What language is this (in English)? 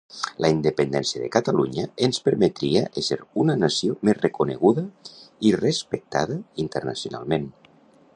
Catalan